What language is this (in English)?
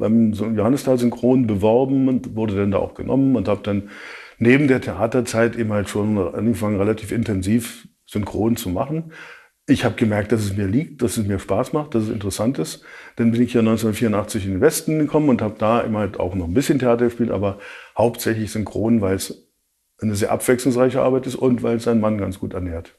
German